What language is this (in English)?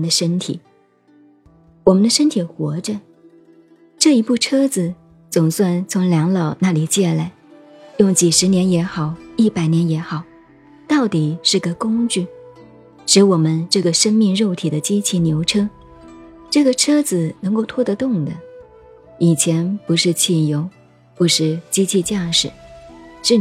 Chinese